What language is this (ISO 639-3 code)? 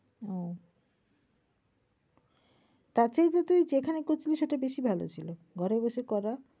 ben